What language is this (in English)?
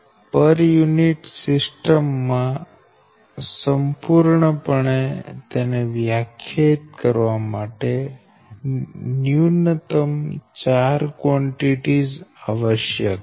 Gujarati